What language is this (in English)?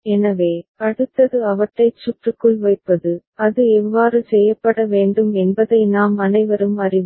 Tamil